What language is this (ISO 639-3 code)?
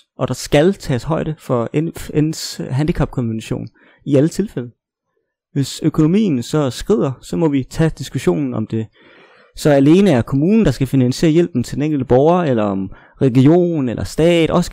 dan